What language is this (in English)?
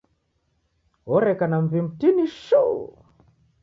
Taita